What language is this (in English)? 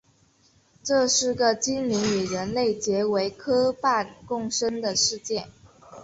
Chinese